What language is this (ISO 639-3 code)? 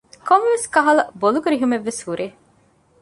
div